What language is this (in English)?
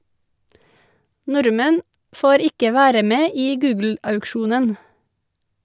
Norwegian